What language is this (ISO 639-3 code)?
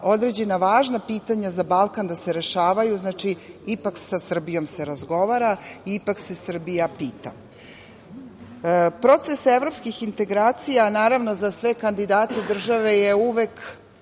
srp